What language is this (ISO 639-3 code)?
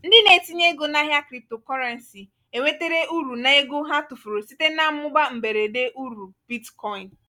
ibo